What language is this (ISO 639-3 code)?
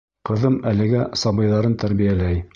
bak